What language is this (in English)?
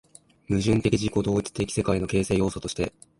Japanese